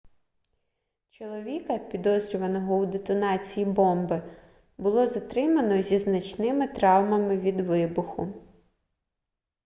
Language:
Ukrainian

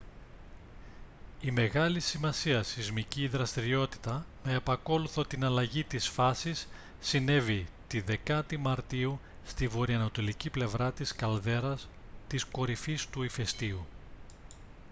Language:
Greek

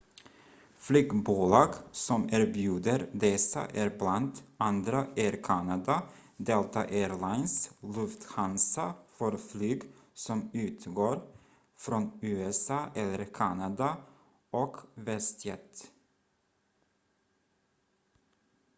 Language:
Swedish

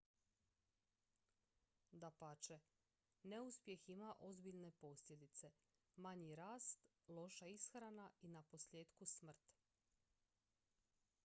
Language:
Croatian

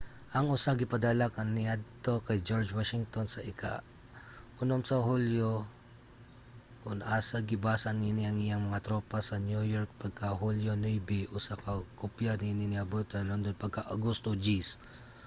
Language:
Cebuano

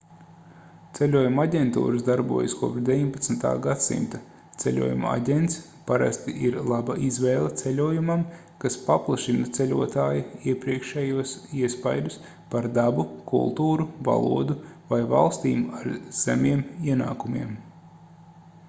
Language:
Latvian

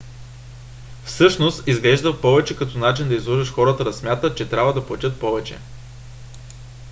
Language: Bulgarian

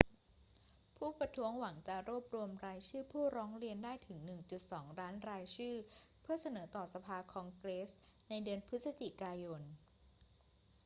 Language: Thai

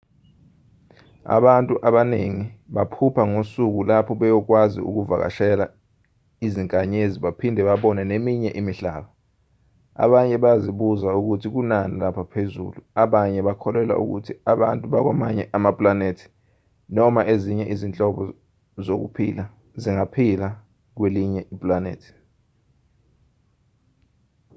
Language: Zulu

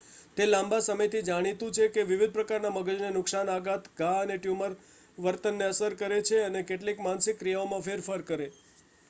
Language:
Gujarati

